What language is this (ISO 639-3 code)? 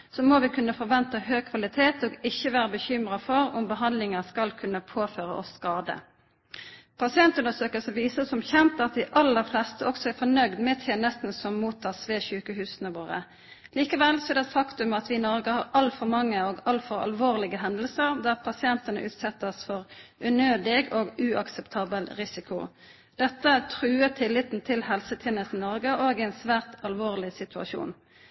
nno